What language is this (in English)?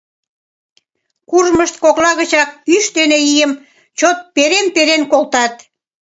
Mari